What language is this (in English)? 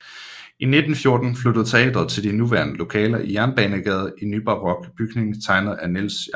Danish